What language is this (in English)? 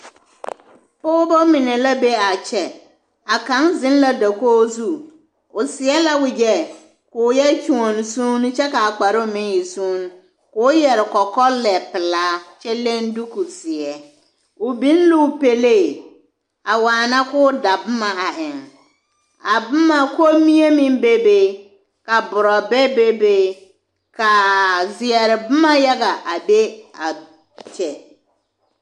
Southern Dagaare